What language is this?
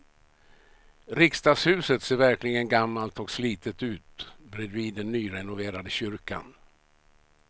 Swedish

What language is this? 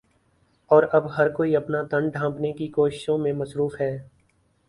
Urdu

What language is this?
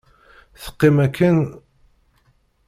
Kabyle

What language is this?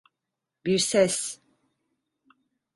Turkish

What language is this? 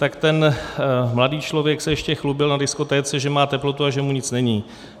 Czech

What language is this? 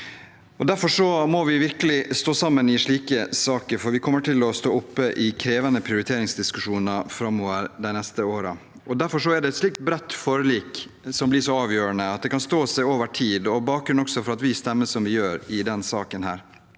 Norwegian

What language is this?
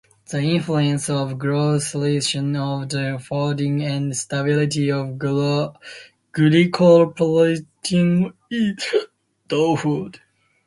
English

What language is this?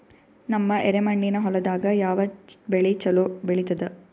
Kannada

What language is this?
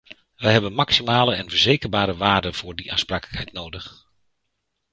Dutch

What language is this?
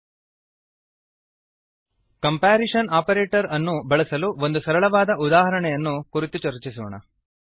Kannada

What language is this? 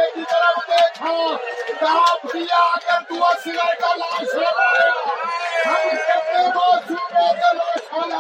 Urdu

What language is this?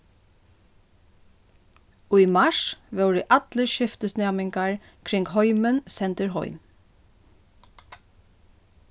Faroese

